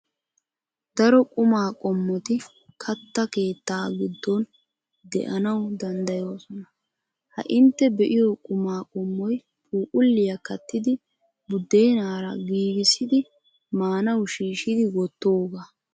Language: Wolaytta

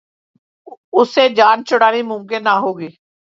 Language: Urdu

